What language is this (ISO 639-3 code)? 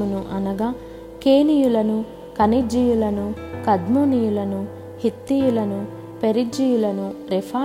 tel